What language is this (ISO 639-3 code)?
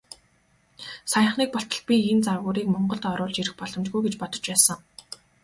mon